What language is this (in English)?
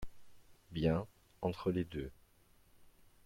French